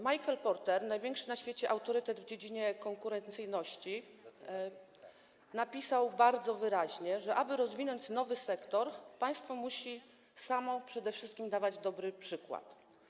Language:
Polish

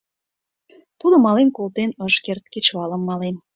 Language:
Mari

